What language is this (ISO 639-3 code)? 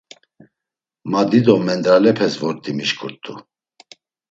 lzz